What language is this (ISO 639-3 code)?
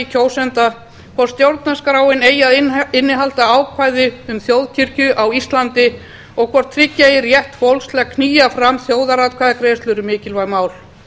isl